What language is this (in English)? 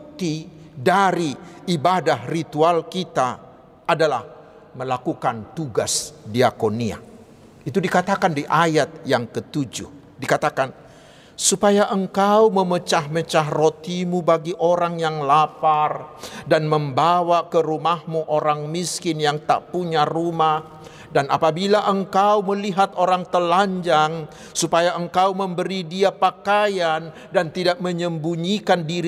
Indonesian